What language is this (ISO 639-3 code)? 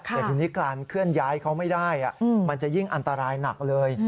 tha